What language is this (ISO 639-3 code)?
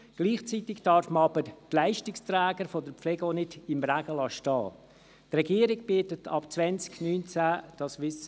gsw